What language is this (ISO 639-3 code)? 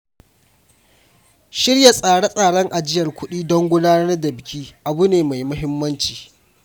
hau